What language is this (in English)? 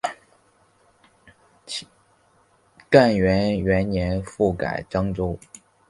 Chinese